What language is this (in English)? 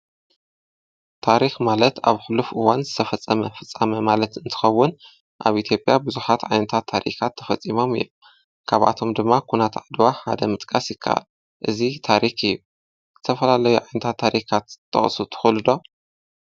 Tigrinya